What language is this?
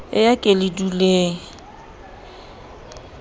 Southern Sotho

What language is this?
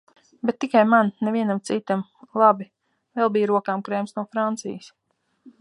Latvian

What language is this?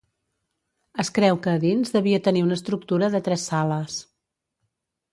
Catalan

